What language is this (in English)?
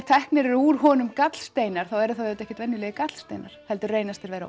Icelandic